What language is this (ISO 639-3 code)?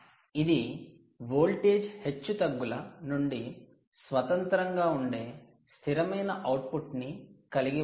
tel